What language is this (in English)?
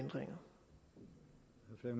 Danish